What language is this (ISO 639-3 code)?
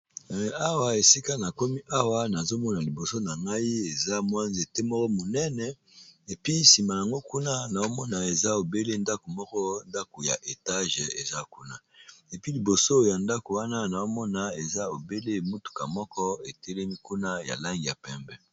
lin